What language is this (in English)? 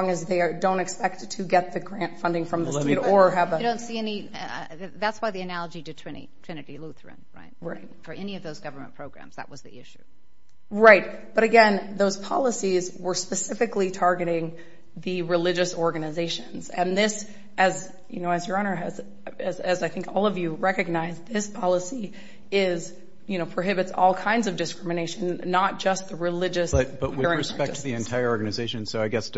English